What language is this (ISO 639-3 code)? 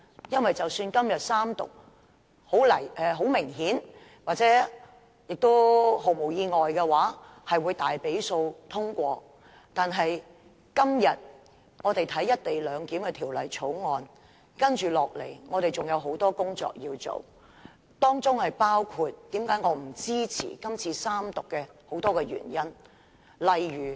yue